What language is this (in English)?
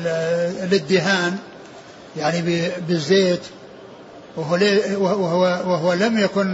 Arabic